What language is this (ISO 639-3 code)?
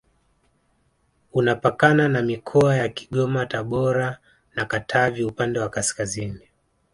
swa